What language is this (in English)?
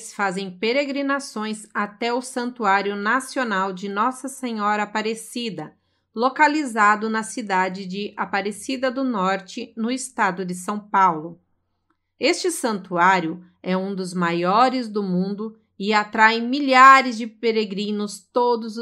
Portuguese